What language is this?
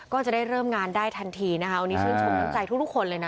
Thai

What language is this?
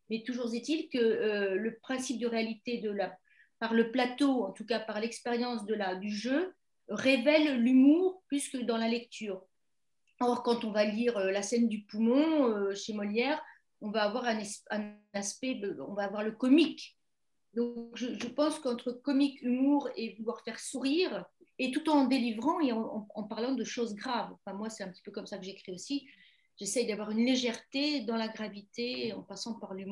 French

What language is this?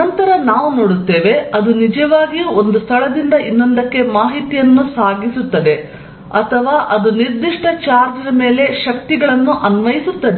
Kannada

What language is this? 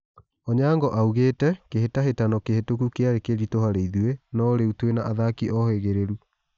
Kikuyu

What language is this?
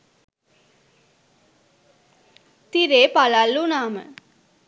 Sinhala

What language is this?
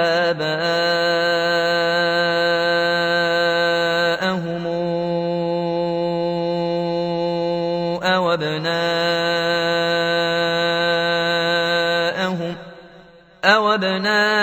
Arabic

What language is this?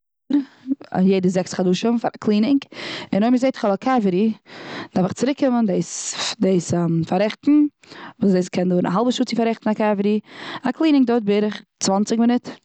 Yiddish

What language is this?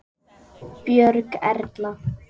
Icelandic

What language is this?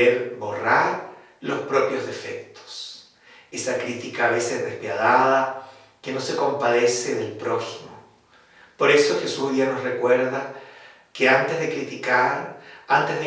Spanish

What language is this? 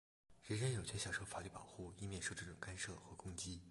Chinese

